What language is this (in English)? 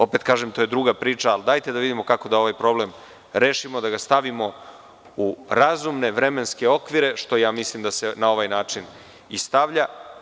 Serbian